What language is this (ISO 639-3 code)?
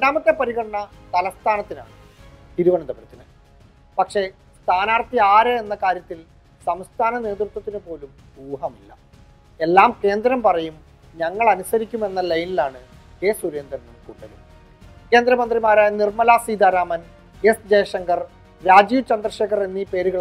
mal